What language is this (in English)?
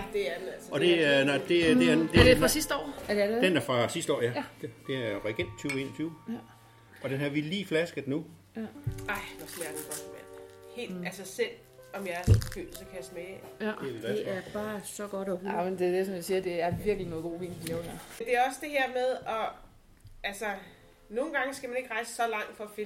Danish